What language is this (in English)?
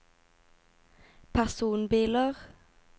Norwegian